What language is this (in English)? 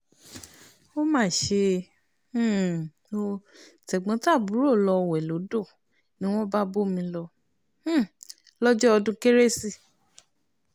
Yoruba